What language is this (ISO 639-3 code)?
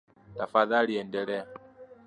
swa